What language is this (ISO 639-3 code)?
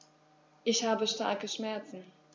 deu